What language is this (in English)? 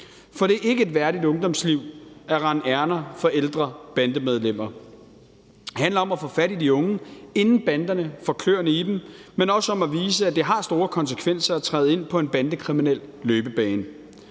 Danish